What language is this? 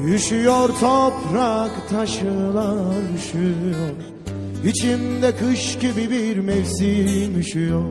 Turkish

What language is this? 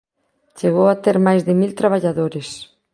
Galician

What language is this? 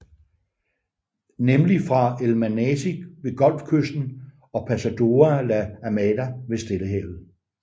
Danish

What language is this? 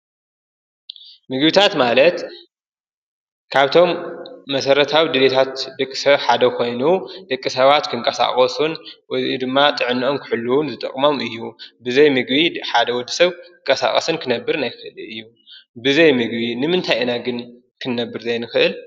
Tigrinya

